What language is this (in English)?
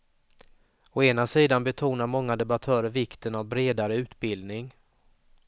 Swedish